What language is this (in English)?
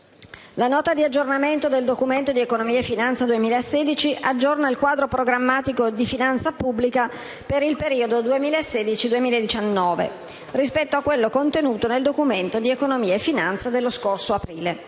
Italian